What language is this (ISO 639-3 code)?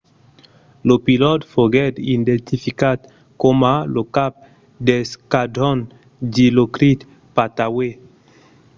oci